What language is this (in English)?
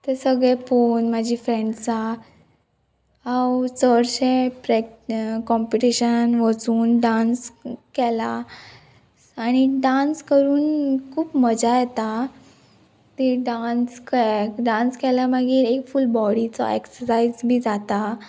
Konkani